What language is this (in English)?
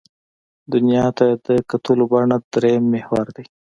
Pashto